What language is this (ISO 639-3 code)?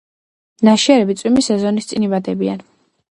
kat